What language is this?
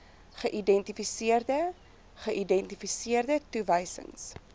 Afrikaans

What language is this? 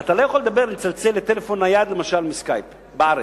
Hebrew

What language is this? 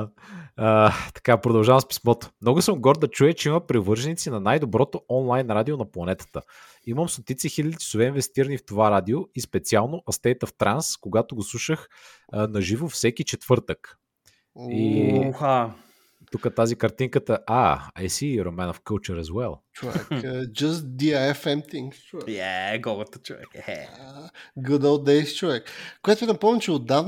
Bulgarian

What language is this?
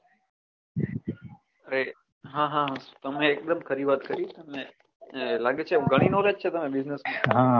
Gujarati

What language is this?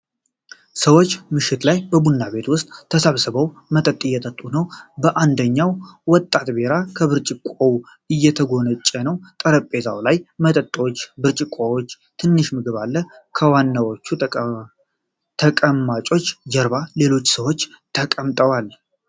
Amharic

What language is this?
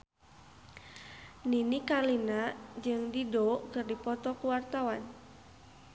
Sundanese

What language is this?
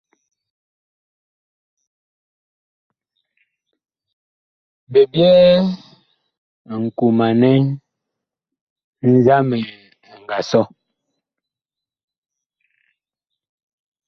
Bakoko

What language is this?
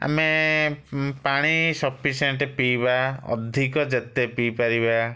Odia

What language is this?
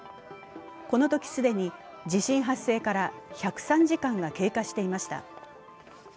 Japanese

